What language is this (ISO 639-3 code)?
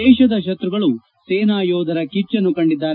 kan